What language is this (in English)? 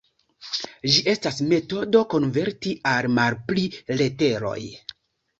Esperanto